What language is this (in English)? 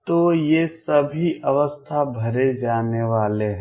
Hindi